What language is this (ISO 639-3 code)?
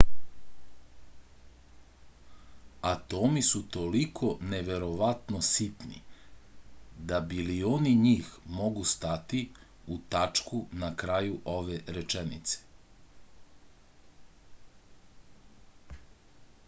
srp